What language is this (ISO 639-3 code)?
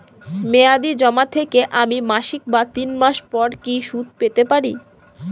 ben